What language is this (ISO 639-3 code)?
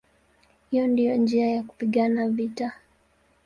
swa